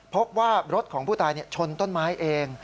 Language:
Thai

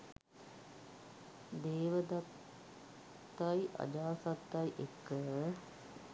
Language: Sinhala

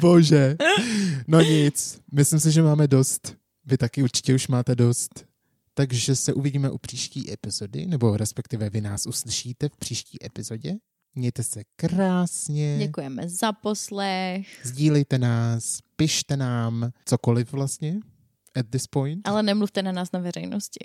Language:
Czech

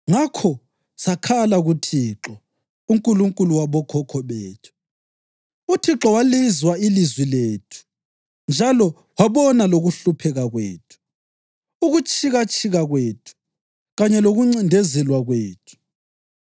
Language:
North Ndebele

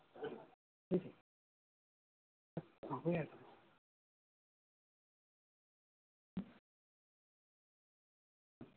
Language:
Assamese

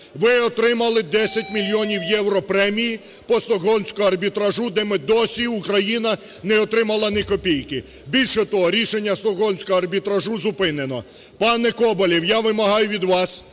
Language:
Ukrainian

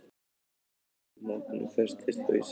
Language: Icelandic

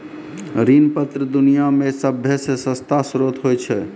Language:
Maithili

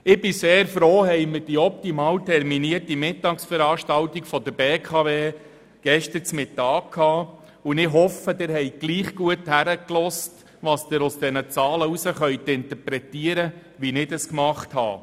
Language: Swiss German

